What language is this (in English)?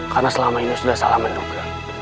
Indonesian